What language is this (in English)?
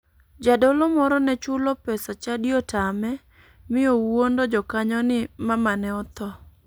Luo (Kenya and Tanzania)